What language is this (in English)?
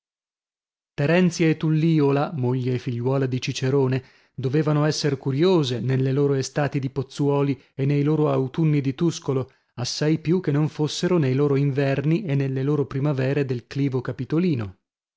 Italian